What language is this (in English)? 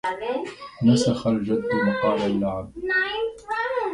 Arabic